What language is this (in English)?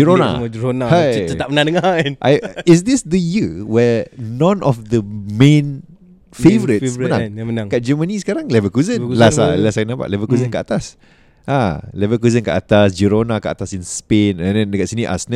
Malay